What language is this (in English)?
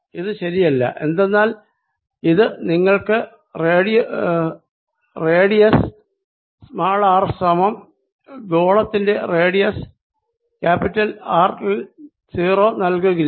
Malayalam